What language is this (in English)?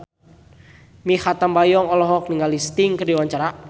Sundanese